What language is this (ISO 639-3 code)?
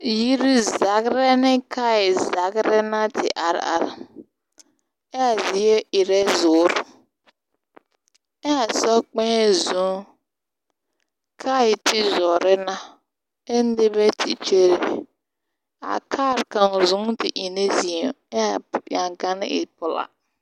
dga